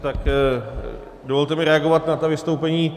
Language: Czech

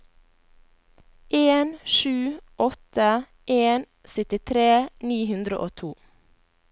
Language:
Norwegian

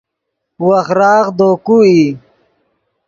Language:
Yidgha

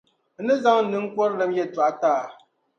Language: Dagbani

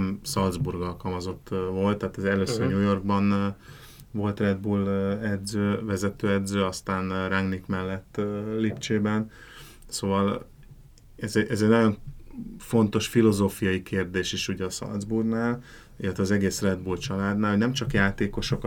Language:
Hungarian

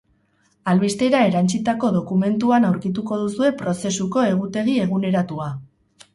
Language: Basque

